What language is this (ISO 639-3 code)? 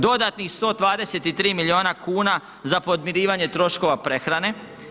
hrv